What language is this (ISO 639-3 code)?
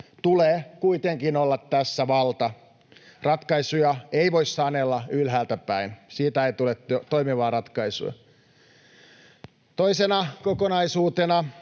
fin